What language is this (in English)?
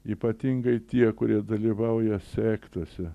Lithuanian